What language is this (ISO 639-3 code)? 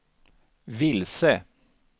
swe